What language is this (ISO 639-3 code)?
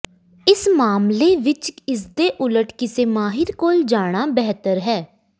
pan